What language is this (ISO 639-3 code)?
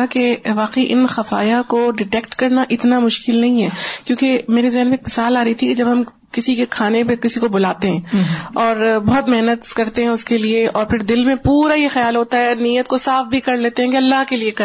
urd